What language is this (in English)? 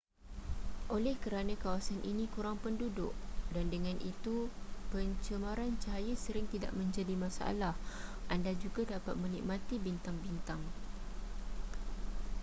Malay